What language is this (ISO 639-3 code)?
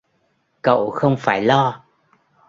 vie